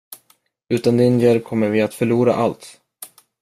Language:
Swedish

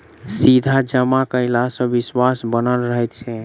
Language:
Maithili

